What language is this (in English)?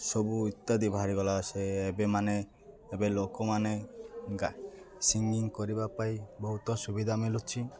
Odia